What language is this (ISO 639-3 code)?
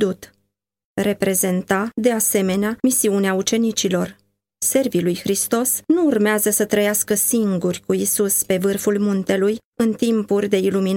ron